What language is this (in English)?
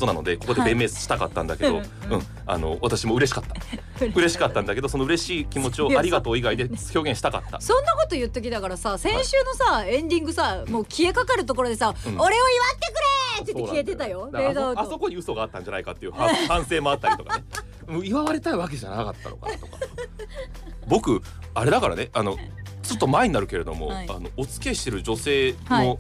Japanese